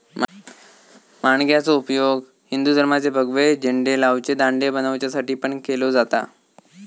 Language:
Marathi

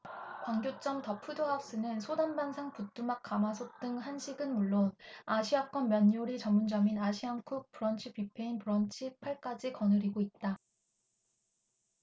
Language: Korean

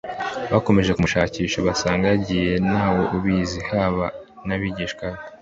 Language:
Kinyarwanda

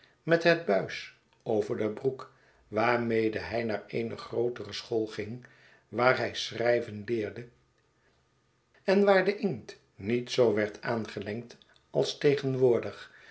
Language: Dutch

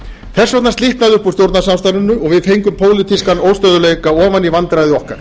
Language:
Icelandic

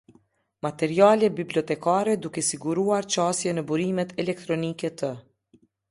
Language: Albanian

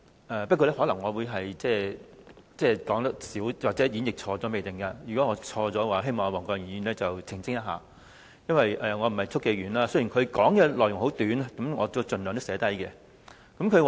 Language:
Cantonese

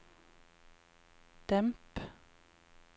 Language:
Norwegian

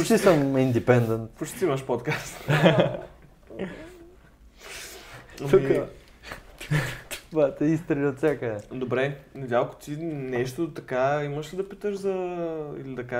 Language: Bulgarian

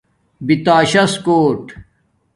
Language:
Domaaki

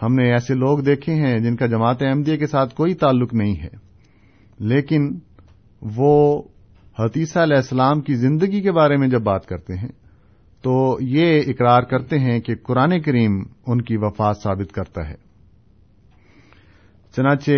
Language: Urdu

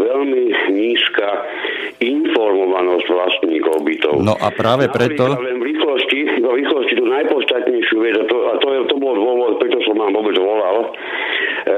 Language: Slovak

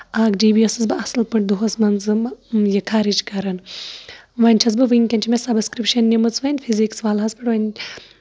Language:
Kashmiri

